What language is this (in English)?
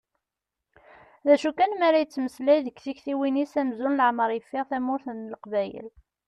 Kabyle